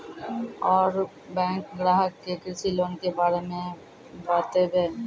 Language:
Maithili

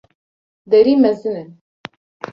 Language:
Kurdish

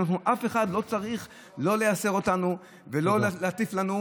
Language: Hebrew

